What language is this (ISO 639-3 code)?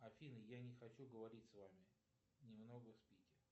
rus